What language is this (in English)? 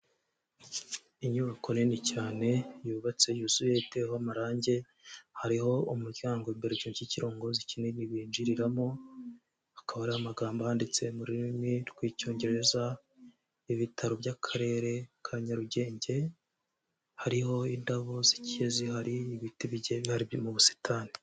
Kinyarwanda